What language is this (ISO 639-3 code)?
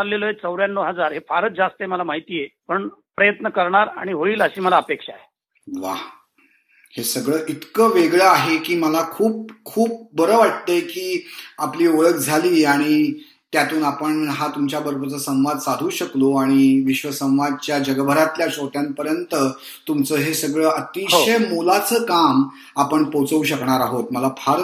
mar